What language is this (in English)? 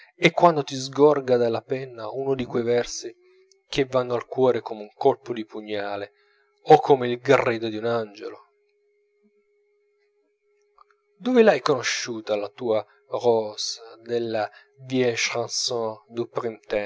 Italian